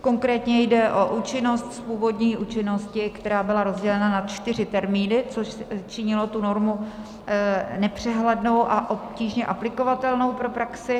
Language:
Czech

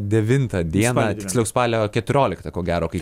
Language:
Lithuanian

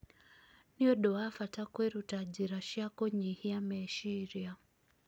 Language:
Kikuyu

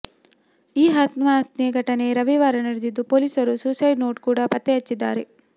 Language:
Kannada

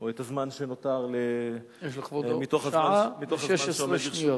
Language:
Hebrew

